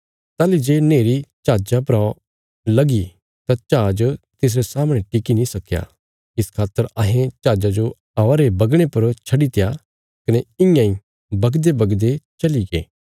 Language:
Bilaspuri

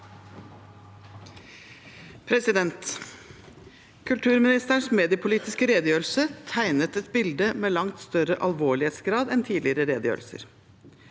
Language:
Norwegian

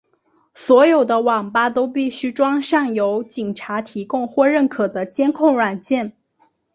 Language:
Chinese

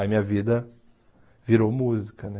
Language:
Portuguese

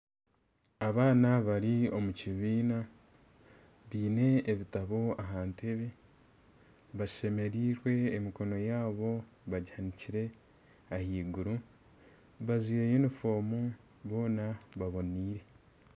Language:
Nyankole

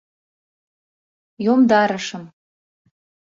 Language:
Mari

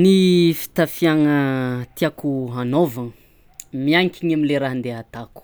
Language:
Tsimihety Malagasy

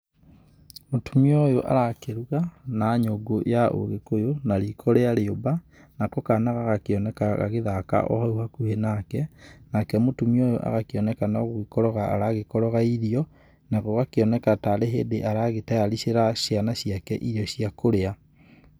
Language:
Kikuyu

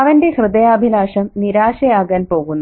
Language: Malayalam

